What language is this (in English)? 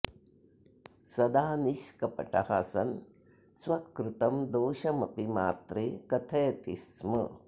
Sanskrit